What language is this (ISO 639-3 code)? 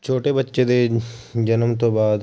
pan